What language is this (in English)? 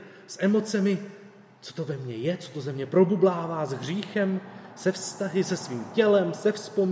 Czech